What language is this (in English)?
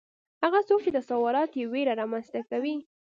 Pashto